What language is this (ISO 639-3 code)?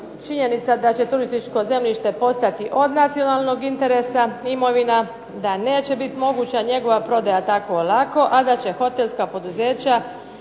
hrv